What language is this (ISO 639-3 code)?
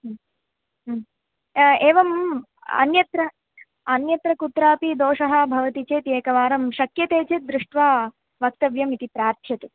san